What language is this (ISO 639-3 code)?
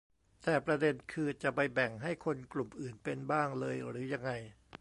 tha